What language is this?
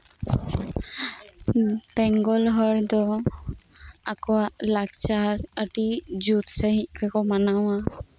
Santali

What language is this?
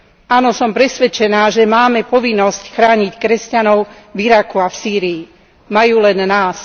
Slovak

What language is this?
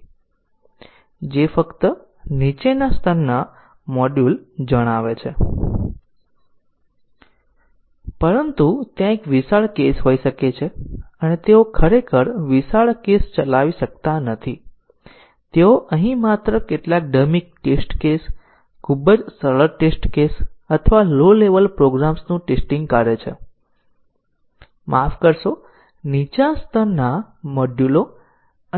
Gujarati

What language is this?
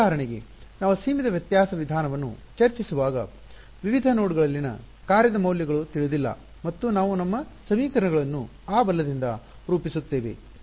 Kannada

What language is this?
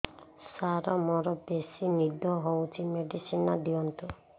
Odia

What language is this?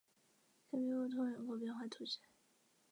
Chinese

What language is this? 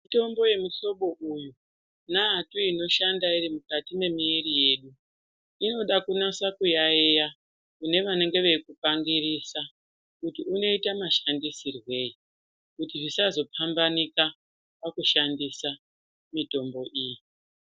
Ndau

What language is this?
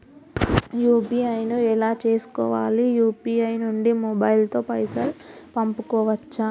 Telugu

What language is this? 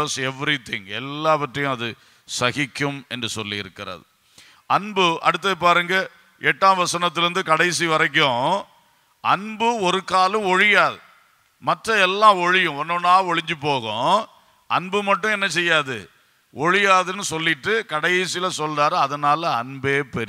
Romanian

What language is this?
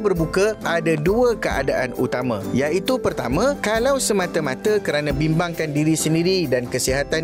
Malay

